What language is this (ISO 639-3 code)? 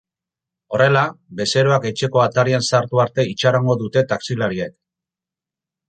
eus